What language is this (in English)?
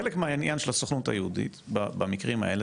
Hebrew